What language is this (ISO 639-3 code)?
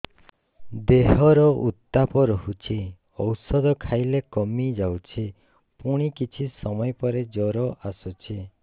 ori